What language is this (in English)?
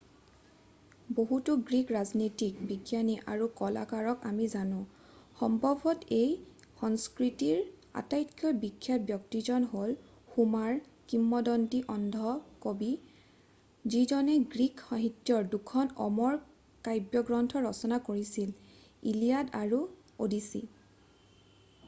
Assamese